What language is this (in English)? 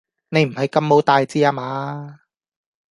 Cantonese